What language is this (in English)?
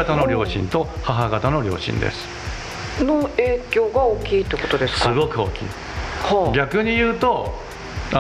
Japanese